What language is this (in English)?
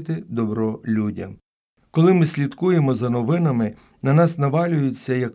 Ukrainian